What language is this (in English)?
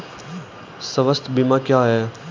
Hindi